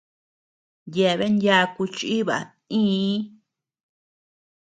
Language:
Tepeuxila Cuicatec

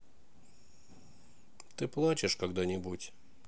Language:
Russian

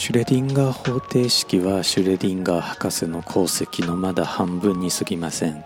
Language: Japanese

